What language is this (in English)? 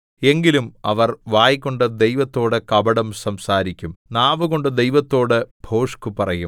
Malayalam